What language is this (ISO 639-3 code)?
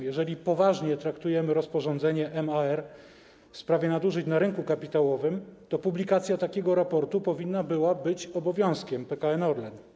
pol